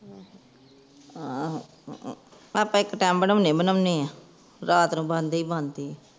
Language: Punjabi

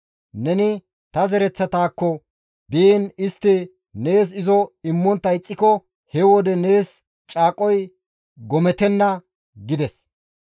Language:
Gamo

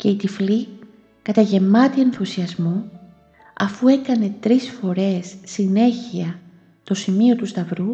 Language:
Greek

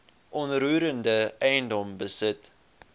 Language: Afrikaans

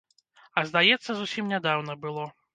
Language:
Belarusian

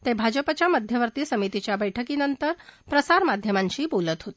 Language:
Marathi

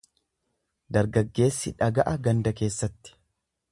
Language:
Oromo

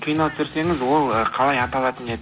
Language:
Kazakh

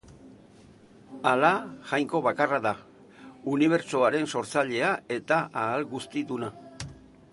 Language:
Basque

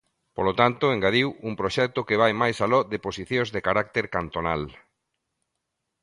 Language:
Galician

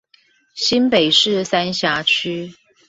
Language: Chinese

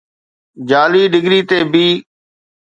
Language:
Sindhi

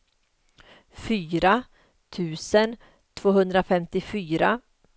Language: Swedish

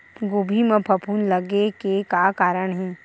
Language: Chhattisgarhi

